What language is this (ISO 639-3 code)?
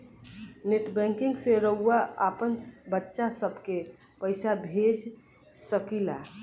bho